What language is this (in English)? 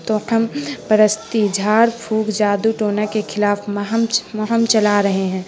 Urdu